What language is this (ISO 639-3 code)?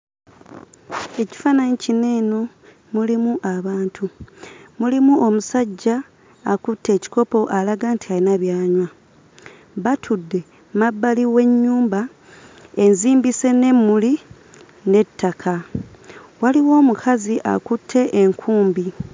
lug